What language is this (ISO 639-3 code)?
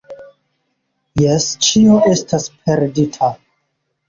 epo